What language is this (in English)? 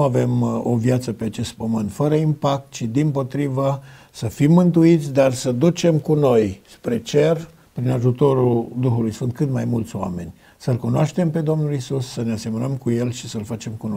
Romanian